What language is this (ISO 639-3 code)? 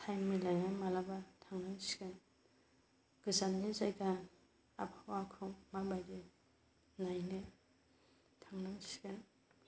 brx